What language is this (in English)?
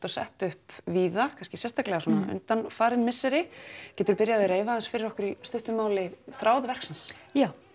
Icelandic